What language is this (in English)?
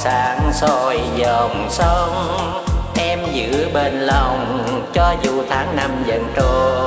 Vietnamese